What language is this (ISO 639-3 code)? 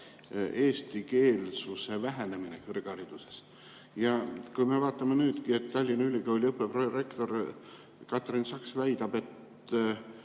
est